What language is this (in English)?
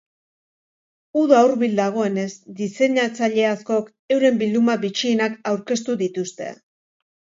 Basque